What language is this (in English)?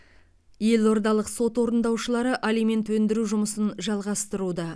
Kazakh